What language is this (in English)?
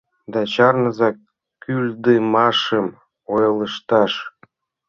Mari